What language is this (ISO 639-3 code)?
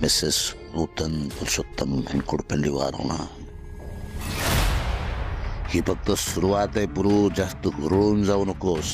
mar